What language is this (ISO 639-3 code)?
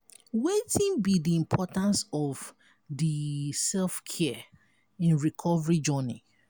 pcm